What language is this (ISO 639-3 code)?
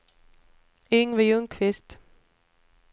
swe